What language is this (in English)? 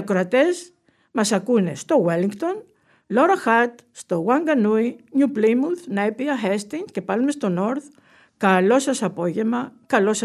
Greek